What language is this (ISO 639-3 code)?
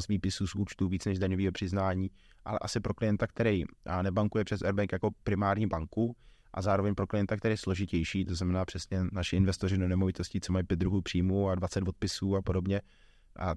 ces